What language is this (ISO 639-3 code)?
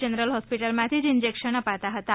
guj